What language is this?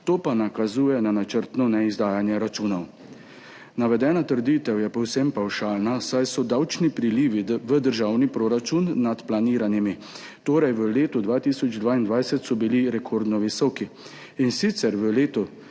Slovenian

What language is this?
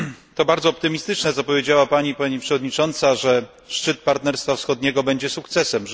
Polish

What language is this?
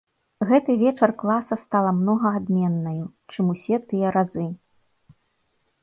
Belarusian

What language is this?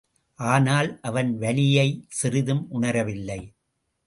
Tamil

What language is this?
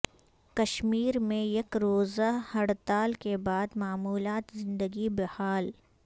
Urdu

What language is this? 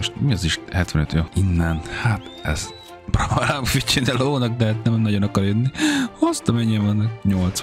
Hungarian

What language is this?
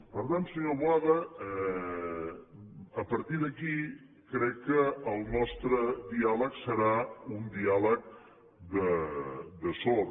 Catalan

